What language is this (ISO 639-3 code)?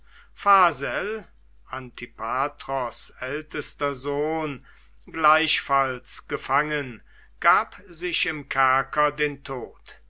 deu